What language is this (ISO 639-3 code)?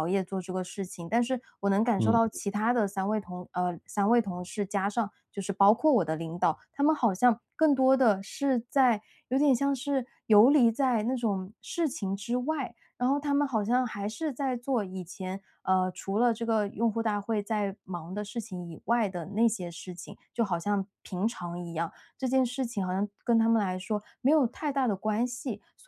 zho